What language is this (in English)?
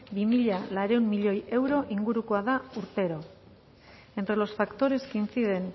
Basque